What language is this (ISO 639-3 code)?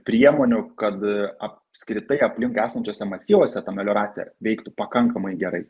lit